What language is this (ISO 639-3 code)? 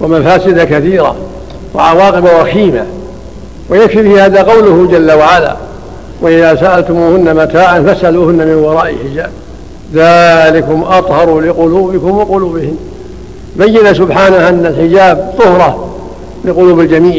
ara